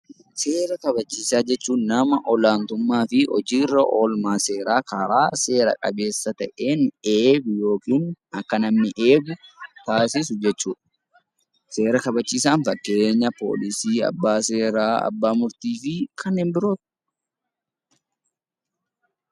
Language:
Oromo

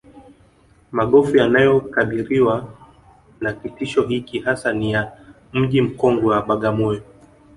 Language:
Swahili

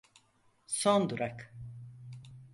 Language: Turkish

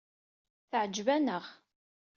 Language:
Kabyle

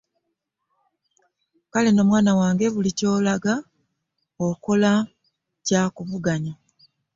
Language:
Ganda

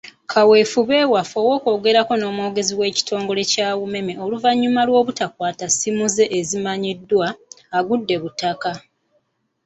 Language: Ganda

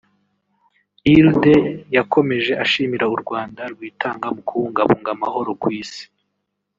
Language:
Kinyarwanda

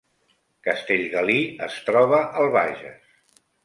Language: Catalan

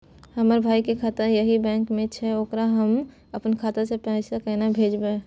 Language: Maithili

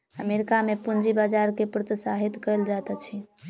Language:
Maithili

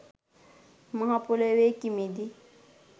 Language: Sinhala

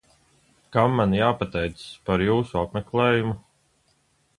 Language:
Latvian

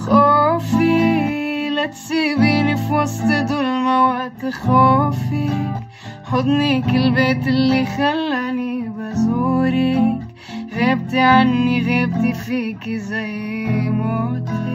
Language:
Arabic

